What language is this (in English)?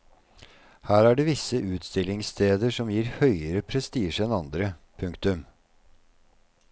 Norwegian